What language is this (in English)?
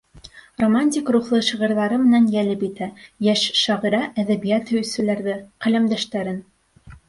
Bashkir